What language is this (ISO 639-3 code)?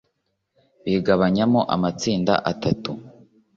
kin